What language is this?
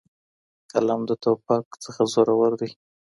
Pashto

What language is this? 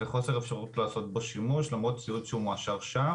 Hebrew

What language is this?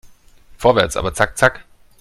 German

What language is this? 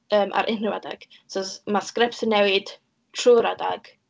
Welsh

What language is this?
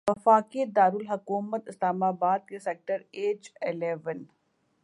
Urdu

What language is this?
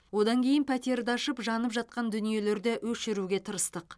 Kazakh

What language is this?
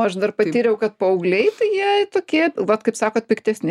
Lithuanian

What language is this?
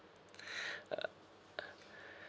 English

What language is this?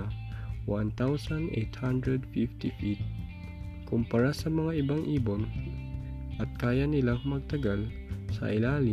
Filipino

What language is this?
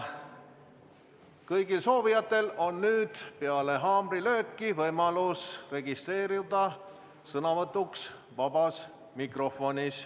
Estonian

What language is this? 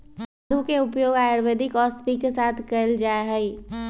Magahi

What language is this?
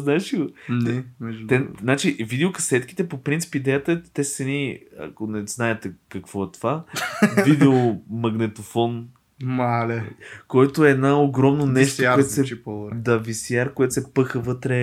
Bulgarian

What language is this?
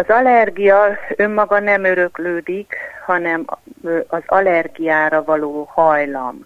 Hungarian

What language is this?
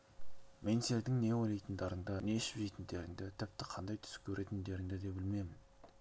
Kazakh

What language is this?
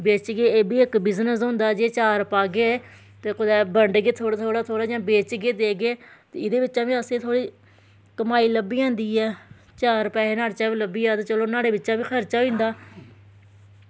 Dogri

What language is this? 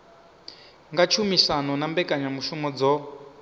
Venda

